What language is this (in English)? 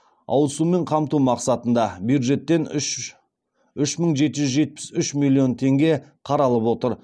Kazakh